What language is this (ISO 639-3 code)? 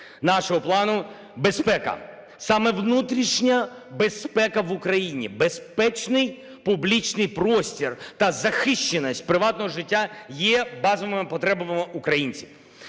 ukr